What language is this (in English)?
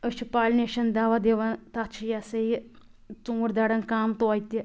Kashmiri